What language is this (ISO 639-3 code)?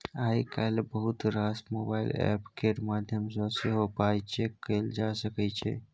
mai